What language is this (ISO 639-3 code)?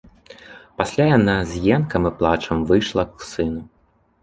bel